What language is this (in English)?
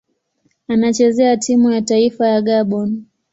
Swahili